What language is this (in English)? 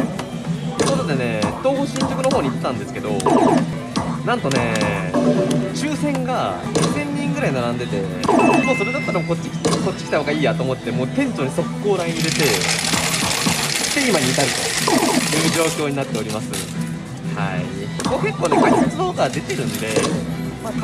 Japanese